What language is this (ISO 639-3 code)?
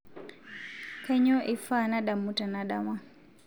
mas